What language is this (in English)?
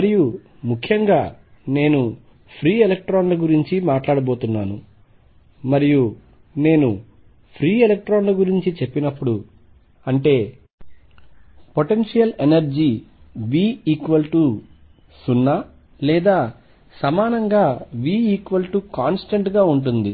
Telugu